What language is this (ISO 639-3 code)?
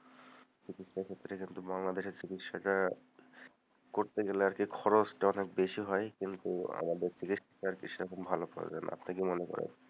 ben